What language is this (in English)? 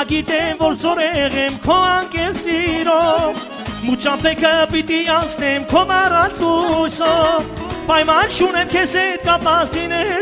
Romanian